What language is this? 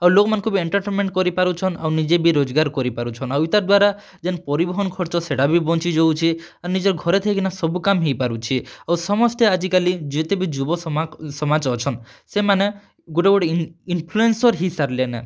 Odia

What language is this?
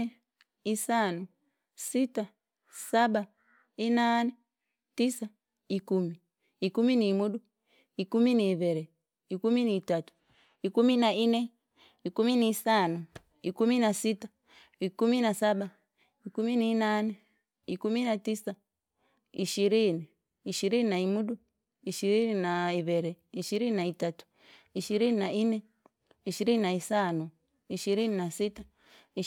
Langi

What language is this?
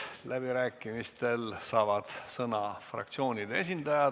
Estonian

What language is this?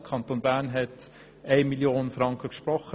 Swiss German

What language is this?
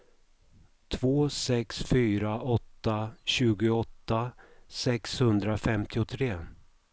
Swedish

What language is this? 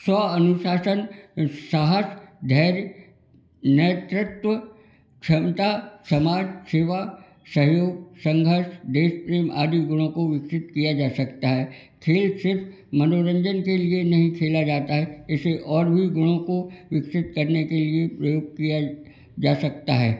Hindi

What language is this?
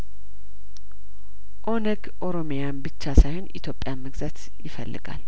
Amharic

